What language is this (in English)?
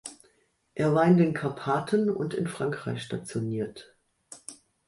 German